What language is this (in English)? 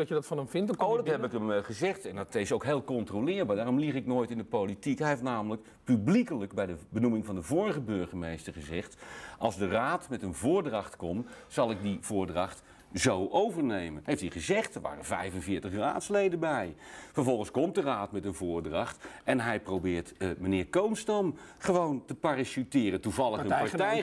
Dutch